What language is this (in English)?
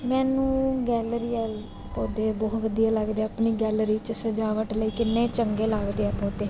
Punjabi